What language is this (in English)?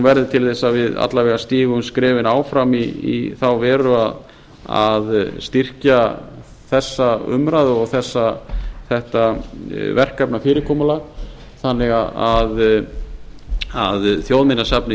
Icelandic